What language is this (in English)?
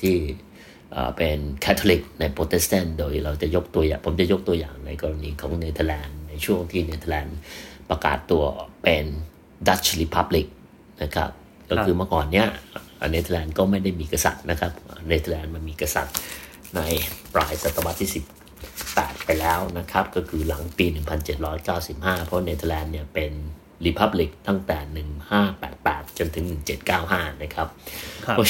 Thai